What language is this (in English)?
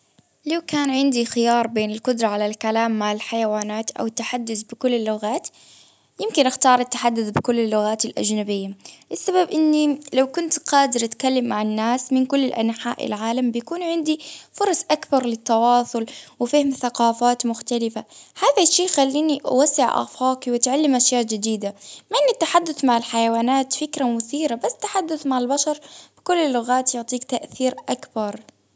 Baharna Arabic